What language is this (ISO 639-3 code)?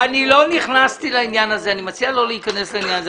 heb